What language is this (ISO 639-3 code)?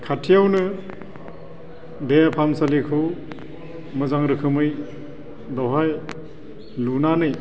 brx